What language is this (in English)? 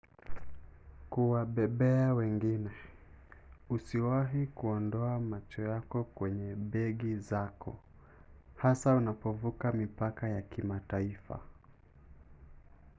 Swahili